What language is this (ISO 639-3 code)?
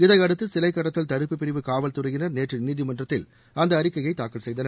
tam